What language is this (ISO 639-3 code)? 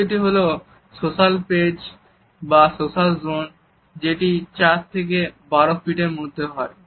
ben